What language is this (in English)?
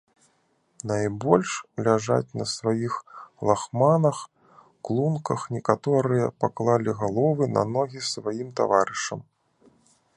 Belarusian